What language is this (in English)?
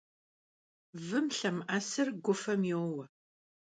Kabardian